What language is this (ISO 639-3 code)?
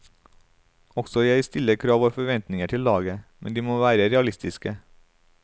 nor